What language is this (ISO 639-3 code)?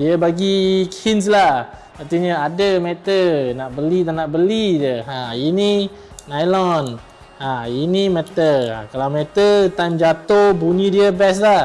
msa